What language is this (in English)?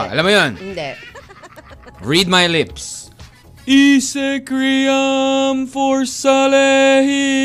Filipino